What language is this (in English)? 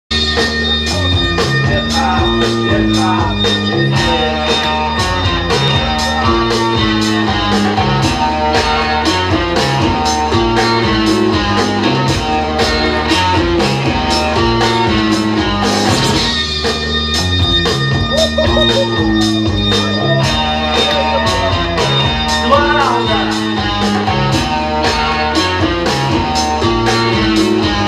Hebrew